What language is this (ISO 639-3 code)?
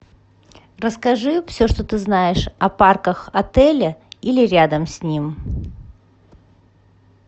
rus